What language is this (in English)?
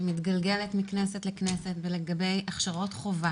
Hebrew